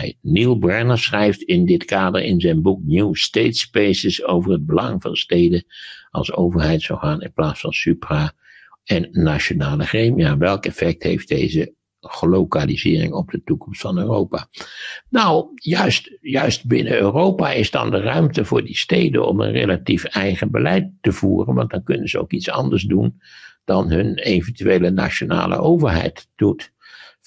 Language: Dutch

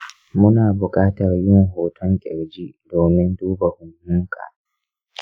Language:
Hausa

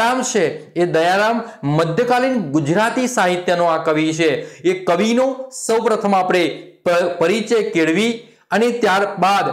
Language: Hindi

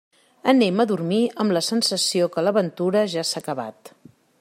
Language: Catalan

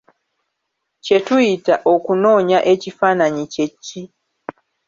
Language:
Ganda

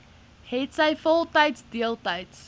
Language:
Afrikaans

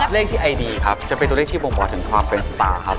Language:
Thai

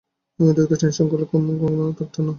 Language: Bangla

